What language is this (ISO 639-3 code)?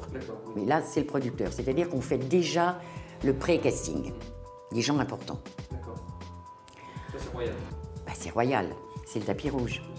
fra